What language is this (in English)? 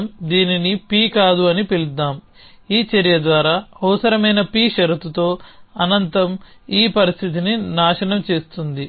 Telugu